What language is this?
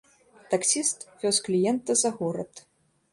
Belarusian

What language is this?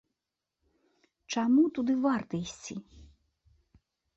Belarusian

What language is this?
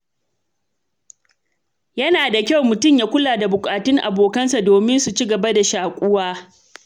Hausa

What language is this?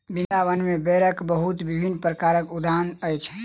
Maithili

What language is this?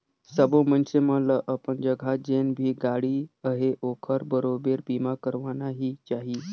Chhattisgarhi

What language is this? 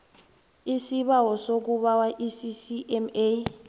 South Ndebele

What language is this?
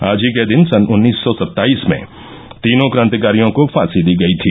Hindi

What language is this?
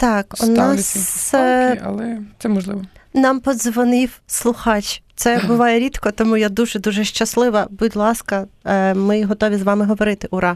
Ukrainian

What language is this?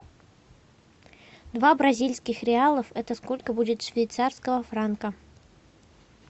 Russian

